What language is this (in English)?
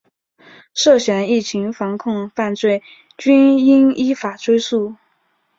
Chinese